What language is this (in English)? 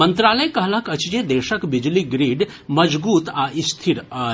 Maithili